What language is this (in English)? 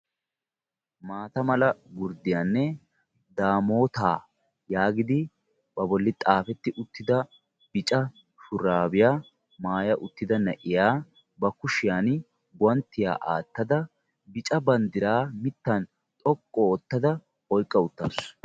Wolaytta